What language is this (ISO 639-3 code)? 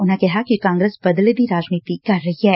pan